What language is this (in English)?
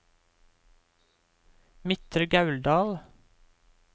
Norwegian